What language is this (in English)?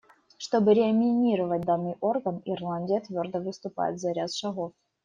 Russian